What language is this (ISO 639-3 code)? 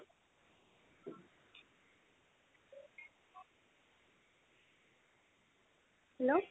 asm